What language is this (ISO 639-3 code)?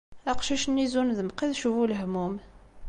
kab